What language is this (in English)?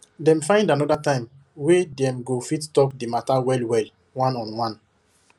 Nigerian Pidgin